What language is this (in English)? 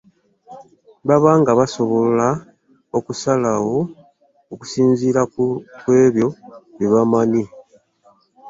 Ganda